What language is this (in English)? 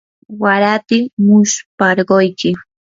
Yanahuanca Pasco Quechua